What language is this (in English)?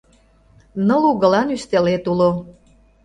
Mari